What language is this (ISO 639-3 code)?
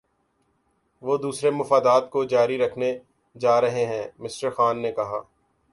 urd